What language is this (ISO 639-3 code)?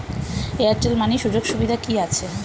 ben